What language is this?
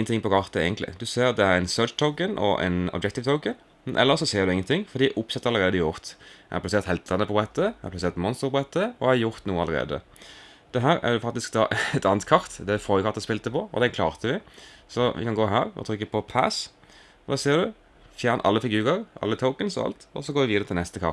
Dutch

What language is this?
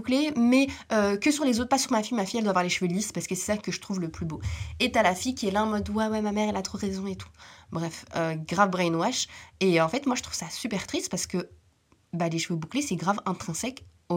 French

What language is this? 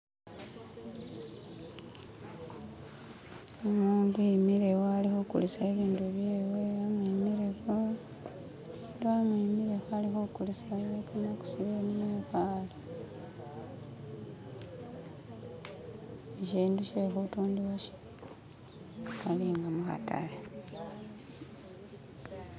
Masaaba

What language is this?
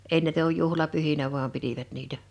Finnish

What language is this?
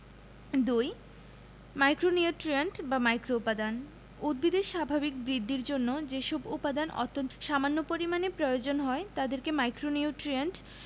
Bangla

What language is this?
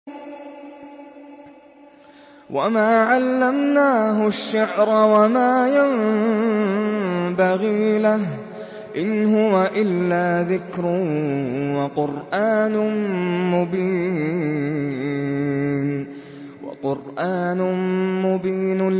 Arabic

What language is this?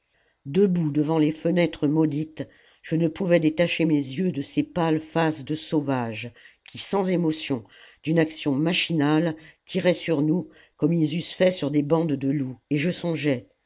French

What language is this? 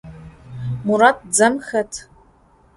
Adyghe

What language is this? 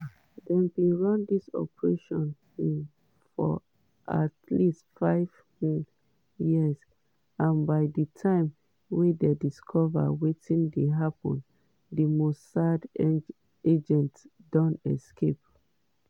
Nigerian Pidgin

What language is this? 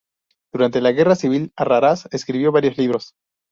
Spanish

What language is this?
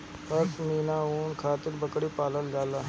Bhojpuri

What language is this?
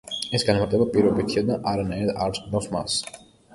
Georgian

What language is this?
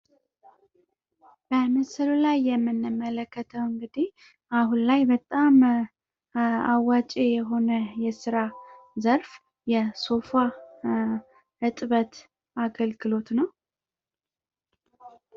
Amharic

